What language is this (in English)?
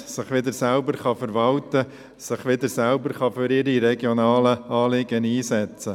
Swiss German